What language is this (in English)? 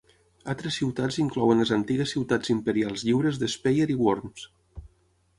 Catalan